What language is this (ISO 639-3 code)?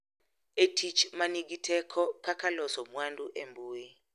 luo